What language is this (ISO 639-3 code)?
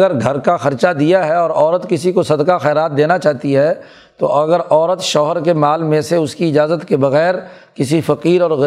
urd